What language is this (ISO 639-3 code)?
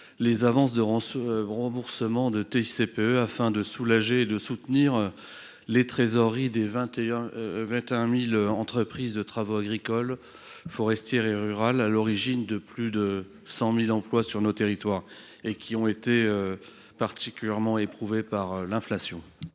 fra